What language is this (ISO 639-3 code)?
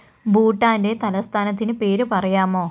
mal